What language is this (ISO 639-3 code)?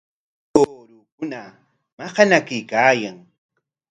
qwa